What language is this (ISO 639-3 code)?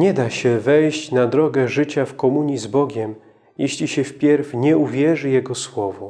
pol